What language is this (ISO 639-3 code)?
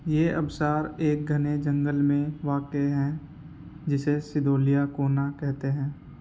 urd